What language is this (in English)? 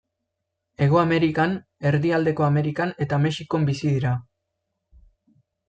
Basque